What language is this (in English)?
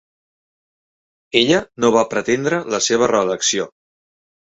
Catalan